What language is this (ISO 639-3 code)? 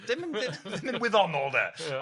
cym